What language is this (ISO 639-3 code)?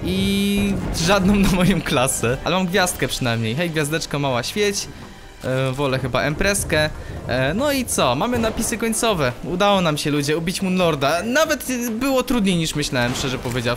pol